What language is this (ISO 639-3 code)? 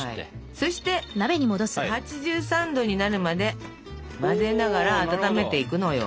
jpn